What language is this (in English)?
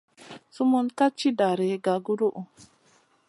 Masana